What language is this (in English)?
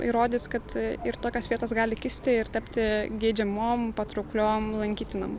Lithuanian